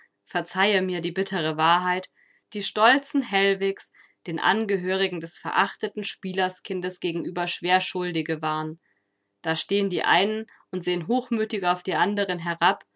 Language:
German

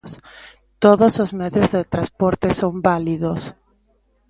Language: Galician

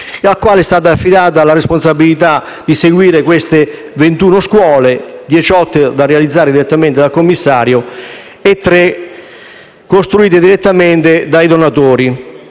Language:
Italian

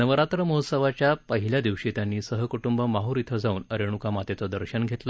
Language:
Marathi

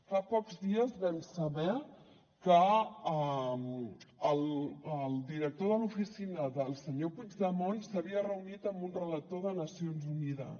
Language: Catalan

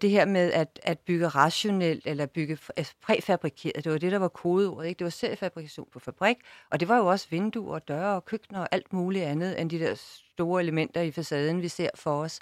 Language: Danish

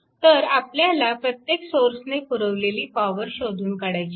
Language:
Marathi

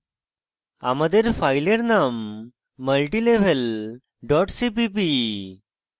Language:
Bangla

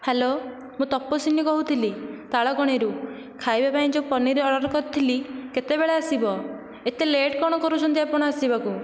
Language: Odia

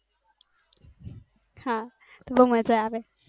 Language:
Gujarati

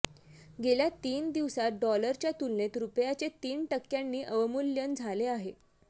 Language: Marathi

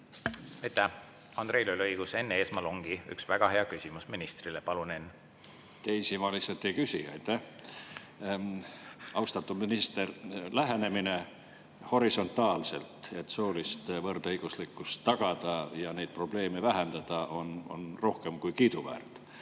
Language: Estonian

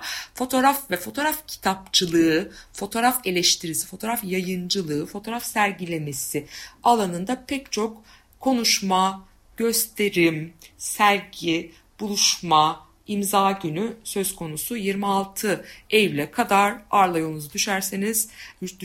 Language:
Turkish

